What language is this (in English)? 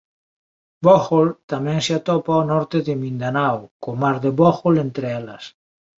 Galician